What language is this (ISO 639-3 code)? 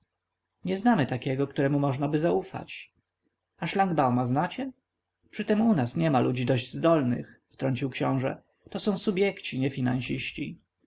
pol